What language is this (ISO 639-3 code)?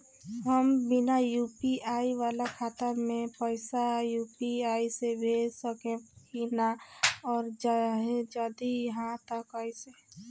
bho